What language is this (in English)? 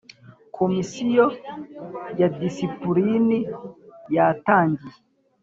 Kinyarwanda